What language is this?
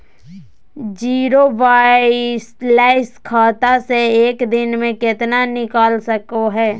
Magahi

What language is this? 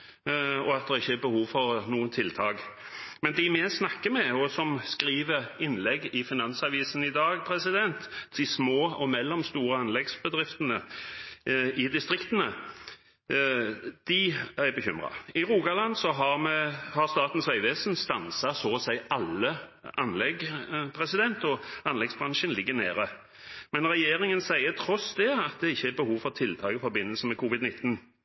Norwegian Bokmål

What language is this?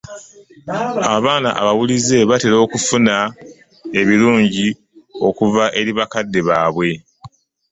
Ganda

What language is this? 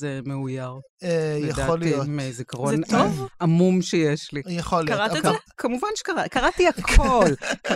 Hebrew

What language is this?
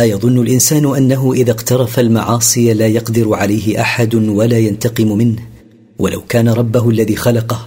Arabic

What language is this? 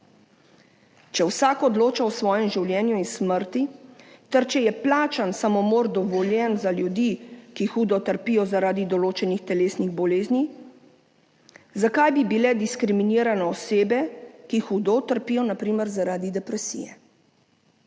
Slovenian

